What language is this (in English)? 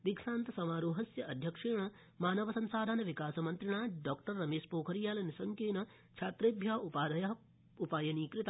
Sanskrit